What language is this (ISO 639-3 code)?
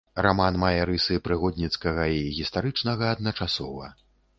bel